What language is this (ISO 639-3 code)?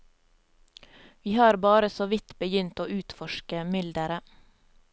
nor